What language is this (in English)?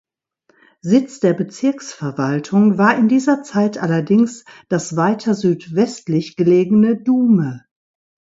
German